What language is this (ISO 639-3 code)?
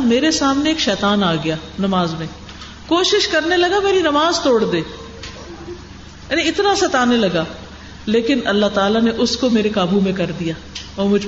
urd